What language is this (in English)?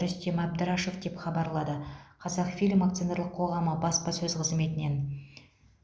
Kazakh